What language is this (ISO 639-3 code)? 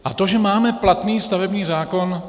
ces